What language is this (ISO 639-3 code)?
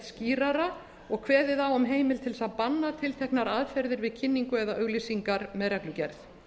isl